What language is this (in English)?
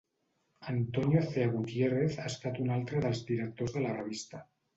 Catalan